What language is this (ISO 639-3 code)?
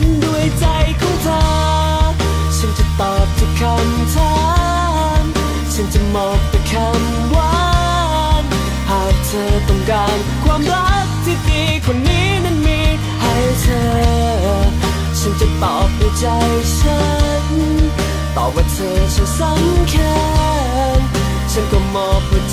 tha